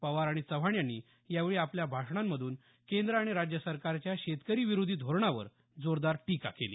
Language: Marathi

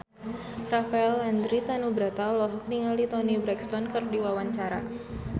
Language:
Sundanese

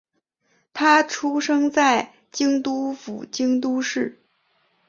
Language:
Chinese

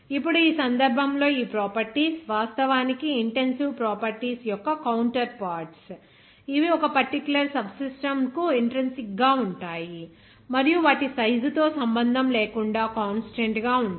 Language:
Telugu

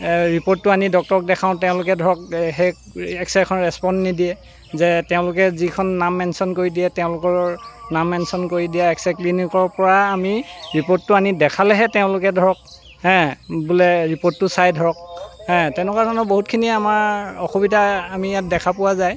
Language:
Assamese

